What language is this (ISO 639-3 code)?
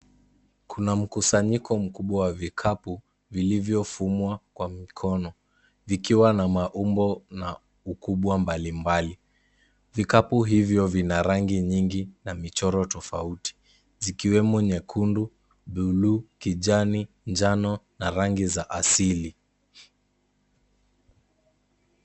swa